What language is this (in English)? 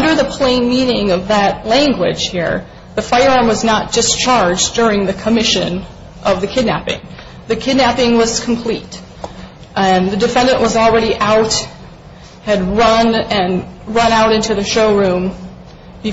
English